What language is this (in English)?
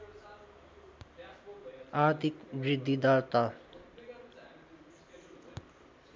Nepali